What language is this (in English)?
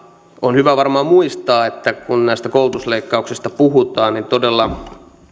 Finnish